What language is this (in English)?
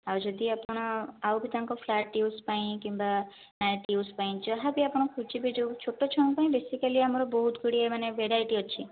Odia